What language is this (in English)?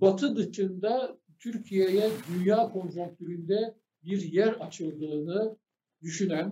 Turkish